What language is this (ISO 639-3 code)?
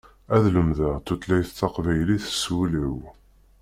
kab